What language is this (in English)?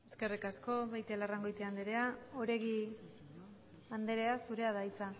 Basque